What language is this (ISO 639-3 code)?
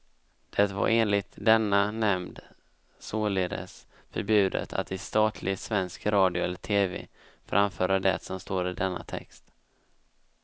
swe